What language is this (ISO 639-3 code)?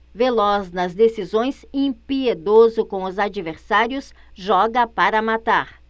por